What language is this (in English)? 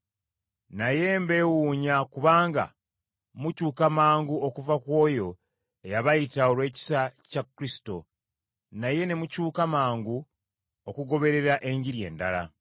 Ganda